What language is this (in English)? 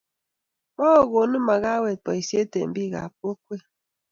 Kalenjin